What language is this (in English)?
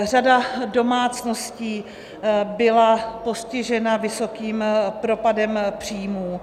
Czech